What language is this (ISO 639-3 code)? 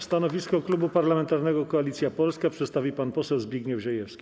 pol